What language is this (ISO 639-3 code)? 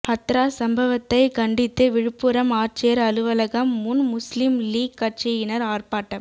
tam